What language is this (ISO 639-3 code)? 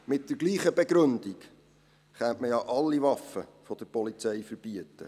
gsw